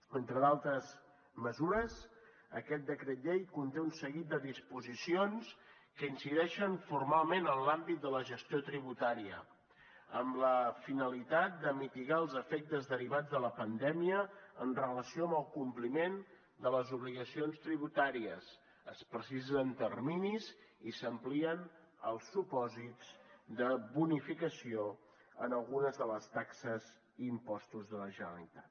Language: Catalan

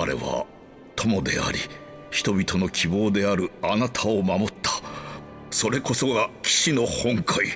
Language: Japanese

